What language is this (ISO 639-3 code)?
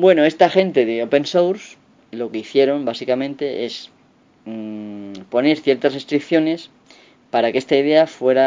spa